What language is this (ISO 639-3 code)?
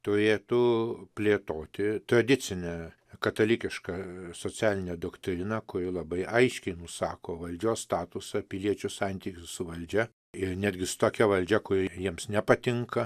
lit